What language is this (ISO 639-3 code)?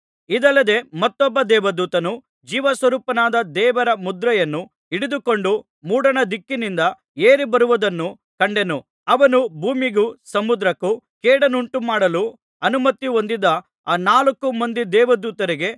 kan